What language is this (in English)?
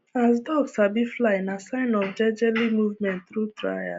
Nigerian Pidgin